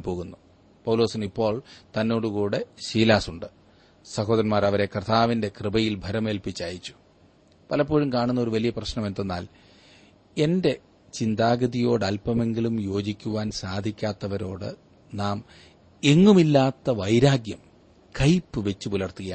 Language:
Malayalam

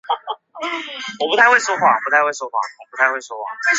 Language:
Chinese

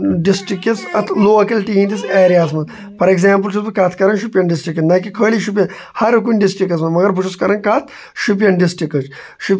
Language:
Kashmiri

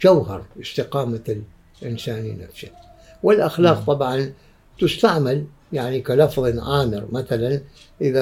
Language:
Arabic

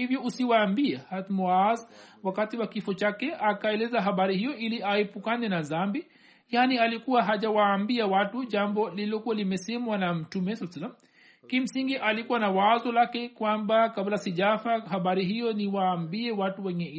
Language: Swahili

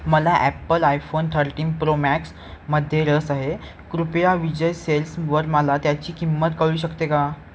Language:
Marathi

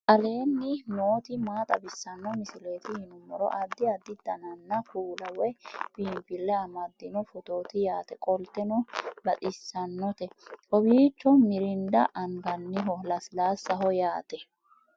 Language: Sidamo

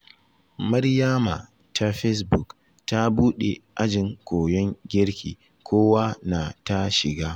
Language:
Hausa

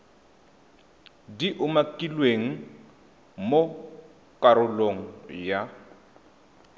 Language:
Tswana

